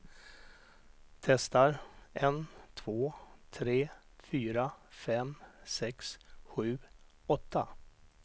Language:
Swedish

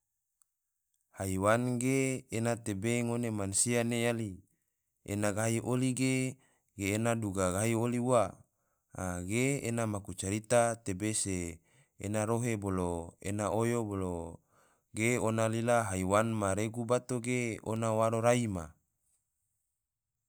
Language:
Tidore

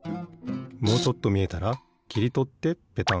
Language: Japanese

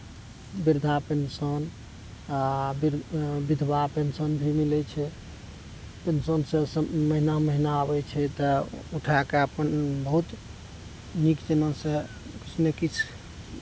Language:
Maithili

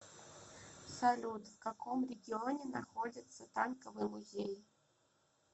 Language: Russian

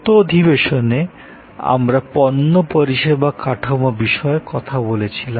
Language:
Bangla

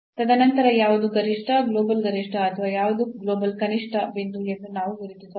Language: Kannada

